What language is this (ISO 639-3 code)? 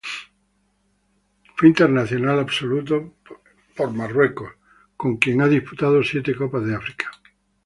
spa